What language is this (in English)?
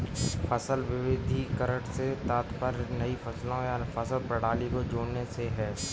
Hindi